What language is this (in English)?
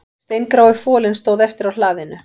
Icelandic